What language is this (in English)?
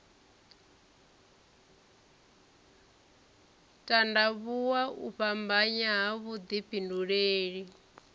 Venda